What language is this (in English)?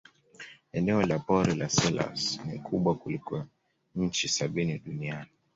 Swahili